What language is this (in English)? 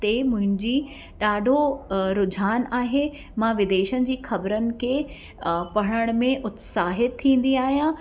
Sindhi